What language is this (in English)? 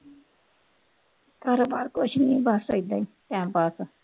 Punjabi